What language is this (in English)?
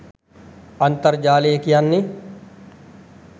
Sinhala